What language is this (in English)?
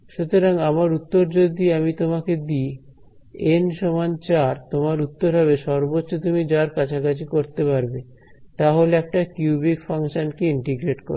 Bangla